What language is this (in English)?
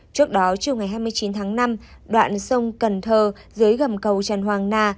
Vietnamese